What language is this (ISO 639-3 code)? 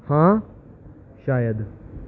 pan